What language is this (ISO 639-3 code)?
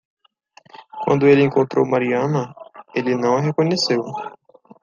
por